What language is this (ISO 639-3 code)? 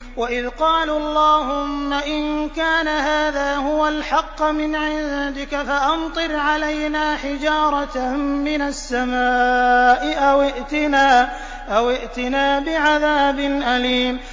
ara